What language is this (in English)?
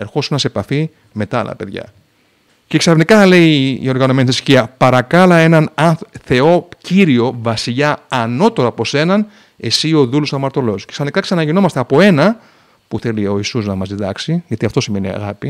Greek